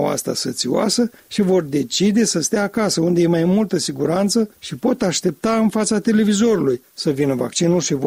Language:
Romanian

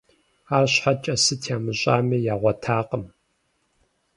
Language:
Kabardian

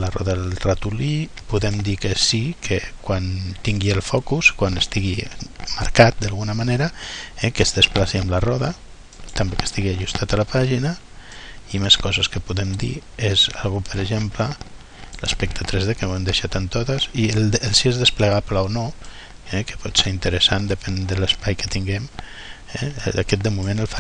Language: Catalan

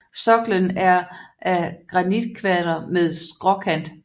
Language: Danish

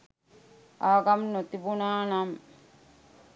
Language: Sinhala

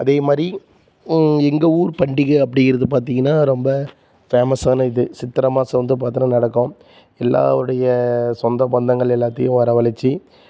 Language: Tamil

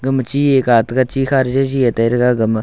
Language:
Wancho Naga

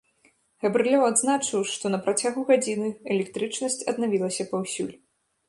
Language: Belarusian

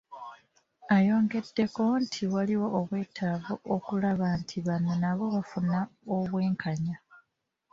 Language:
Ganda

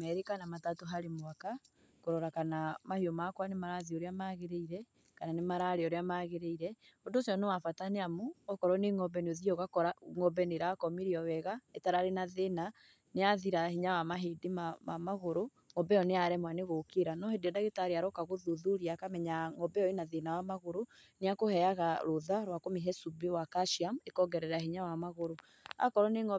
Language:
Kikuyu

